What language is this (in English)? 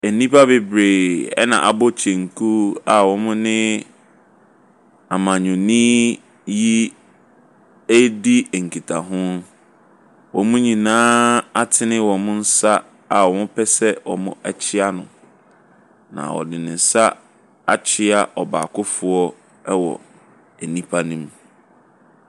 Akan